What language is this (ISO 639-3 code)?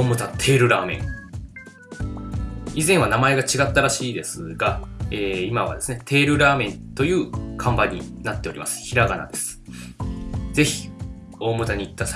jpn